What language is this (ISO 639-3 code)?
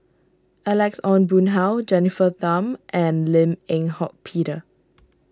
eng